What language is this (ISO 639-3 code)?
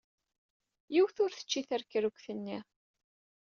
kab